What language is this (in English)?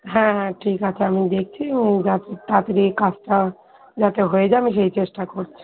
Bangla